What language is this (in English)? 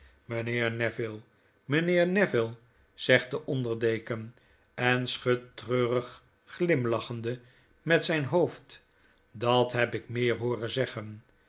Dutch